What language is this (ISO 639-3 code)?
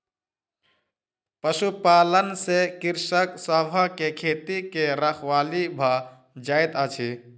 mai